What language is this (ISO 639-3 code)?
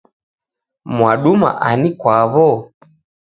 dav